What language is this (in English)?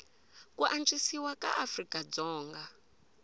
Tsonga